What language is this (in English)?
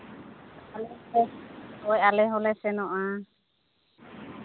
Santali